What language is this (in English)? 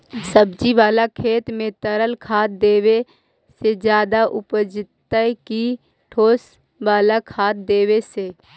Magahi